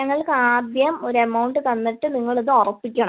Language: Malayalam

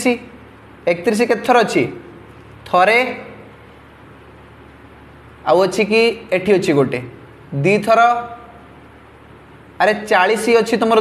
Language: Hindi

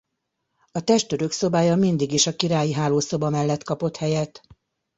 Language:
Hungarian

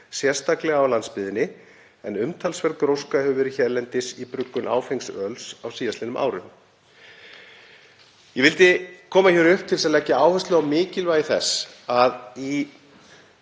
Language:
Icelandic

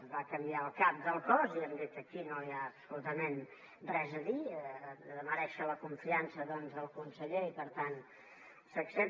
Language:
Catalan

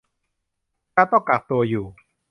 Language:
Thai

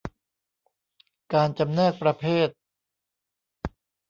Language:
Thai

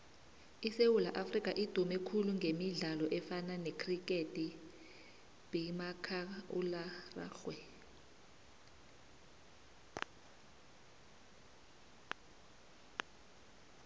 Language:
South Ndebele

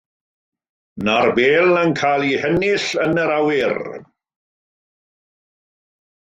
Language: Welsh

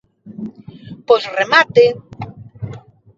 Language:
Galician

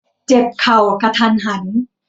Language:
Thai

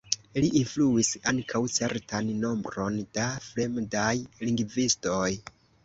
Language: Esperanto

